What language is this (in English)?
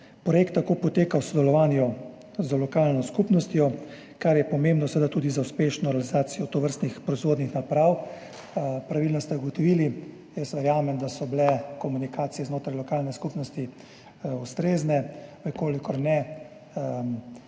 Slovenian